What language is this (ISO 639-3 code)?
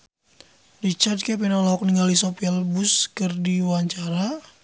sun